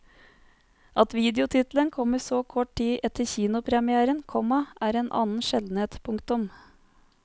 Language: Norwegian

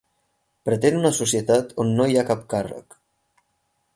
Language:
Catalan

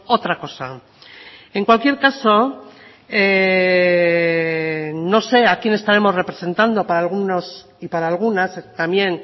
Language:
Spanish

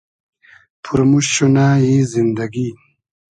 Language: Hazaragi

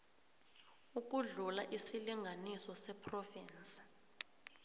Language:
South Ndebele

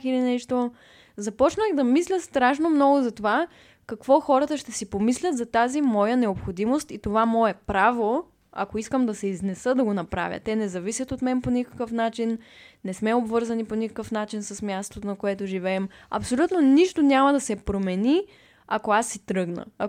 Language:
Bulgarian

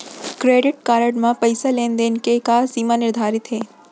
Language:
Chhattisgarhi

